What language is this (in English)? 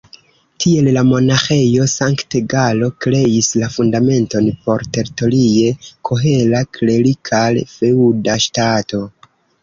Esperanto